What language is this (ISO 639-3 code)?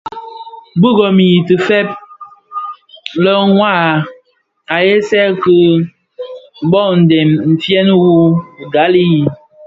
ksf